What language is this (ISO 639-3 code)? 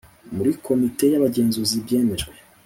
kin